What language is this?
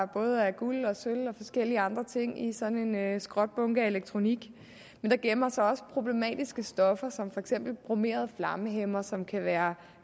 Danish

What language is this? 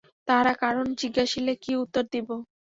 Bangla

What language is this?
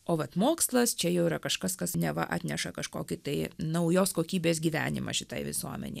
Lithuanian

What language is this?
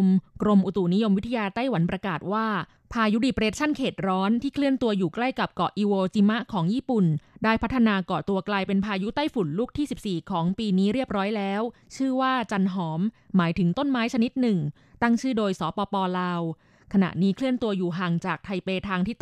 Thai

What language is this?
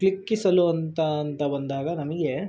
Kannada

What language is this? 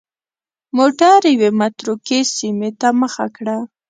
Pashto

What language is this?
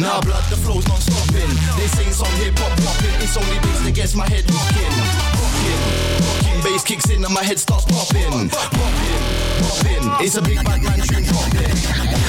English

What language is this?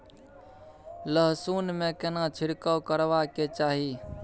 Maithili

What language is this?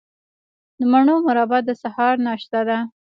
Pashto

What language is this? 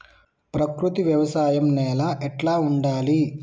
Telugu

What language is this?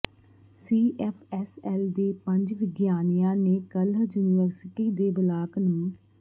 Punjabi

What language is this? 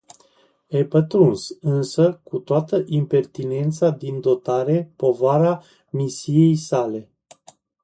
Romanian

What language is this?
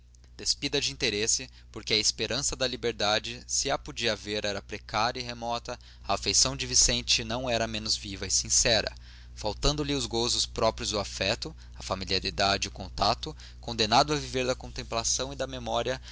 Portuguese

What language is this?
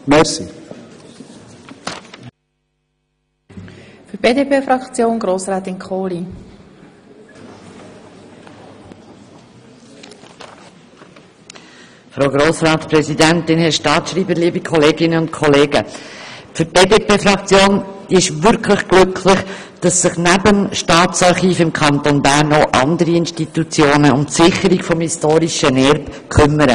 Swiss German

